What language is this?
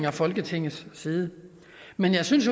Danish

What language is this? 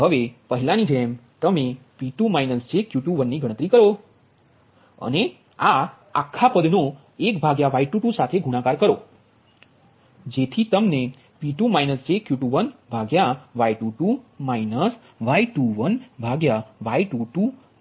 Gujarati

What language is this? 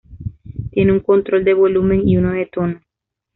Spanish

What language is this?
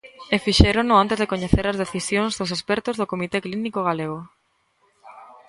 Galician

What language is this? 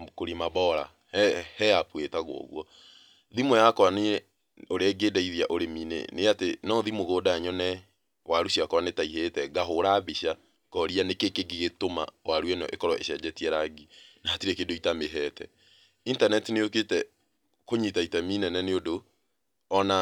Kikuyu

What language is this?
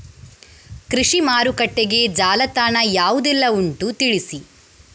Kannada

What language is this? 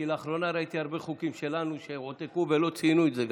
Hebrew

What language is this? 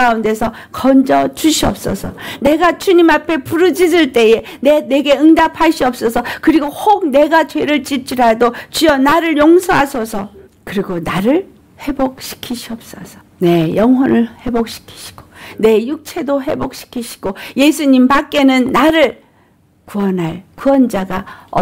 Korean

